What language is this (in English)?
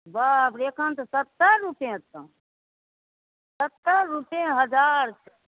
Maithili